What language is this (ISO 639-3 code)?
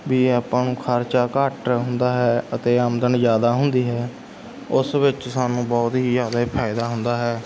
pan